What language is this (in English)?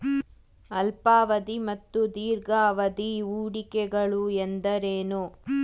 Kannada